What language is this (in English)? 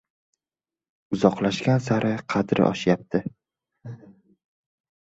Uzbek